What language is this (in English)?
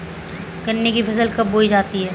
Hindi